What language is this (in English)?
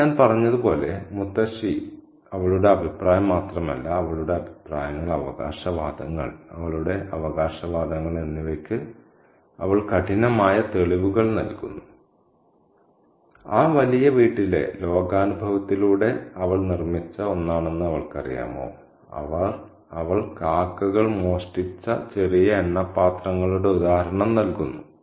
Malayalam